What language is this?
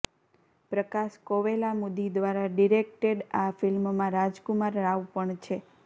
Gujarati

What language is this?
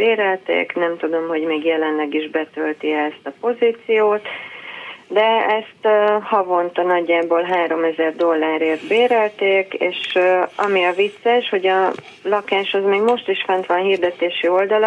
Hungarian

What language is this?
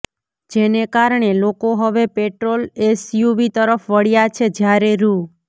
Gujarati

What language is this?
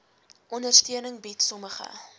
Afrikaans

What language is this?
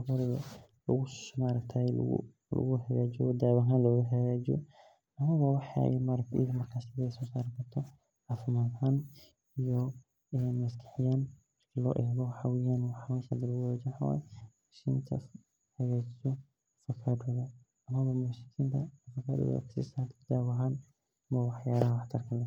Somali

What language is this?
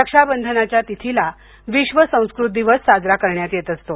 Marathi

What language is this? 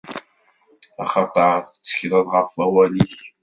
Kabyle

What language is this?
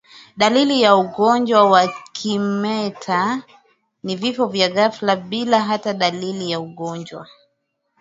Swahili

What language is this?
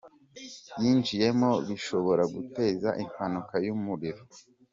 Kinyarwanda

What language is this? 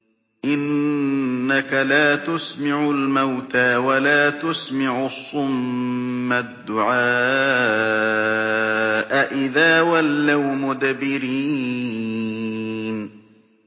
Arabic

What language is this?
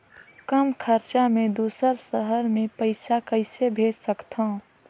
Chhattisgarhi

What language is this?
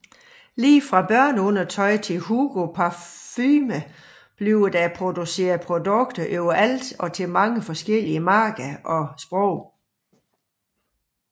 Danish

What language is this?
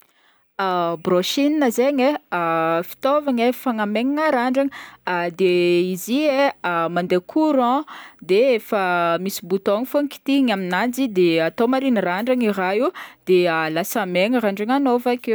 Northern Betsimisaraka Malagasy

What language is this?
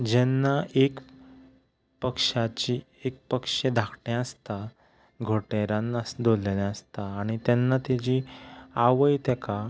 Konkani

